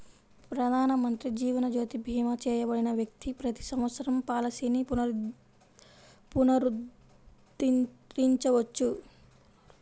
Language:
Telugu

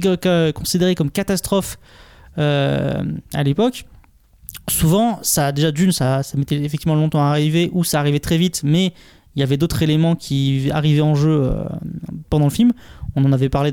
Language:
French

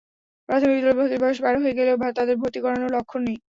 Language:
Bangla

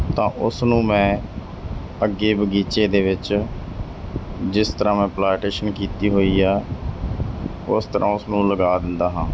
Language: Punjabi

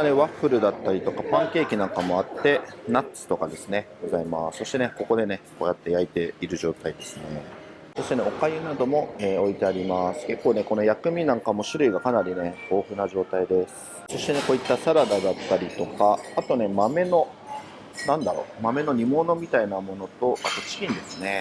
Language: Japanese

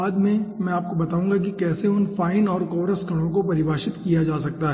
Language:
Hindi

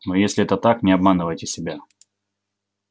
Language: Russian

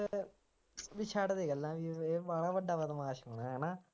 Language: Punjabi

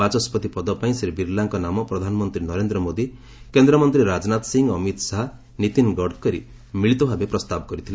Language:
Odia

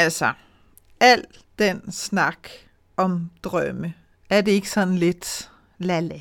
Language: Danish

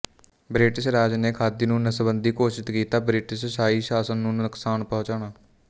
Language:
Punjabi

